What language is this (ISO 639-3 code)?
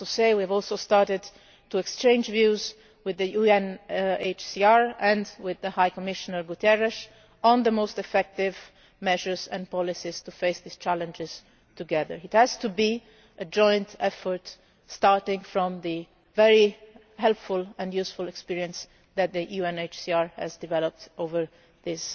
eng